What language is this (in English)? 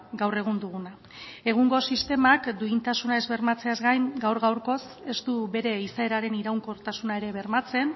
Basque